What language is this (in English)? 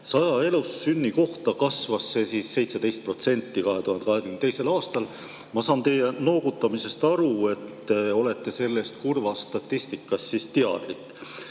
Estonian